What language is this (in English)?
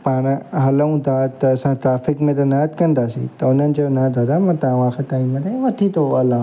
Sindhi